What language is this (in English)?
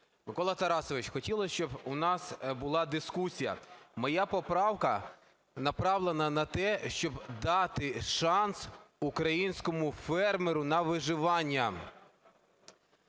Ukrainian